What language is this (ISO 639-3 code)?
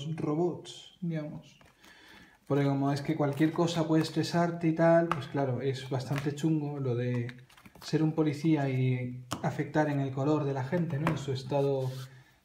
spa